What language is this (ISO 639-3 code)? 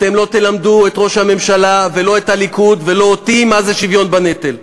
heb